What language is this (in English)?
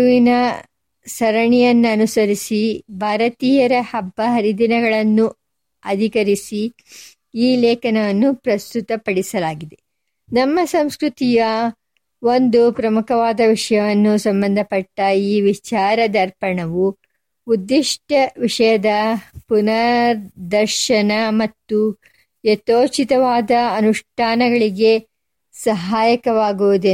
Kannada